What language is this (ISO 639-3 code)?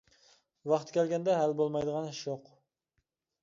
uig